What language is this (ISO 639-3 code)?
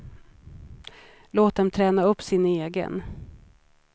swe